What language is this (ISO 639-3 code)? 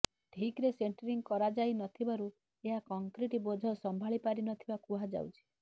ori